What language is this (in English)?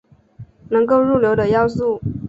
Chinese